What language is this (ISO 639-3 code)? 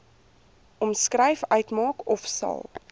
afr